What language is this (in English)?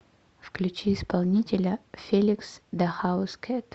Russian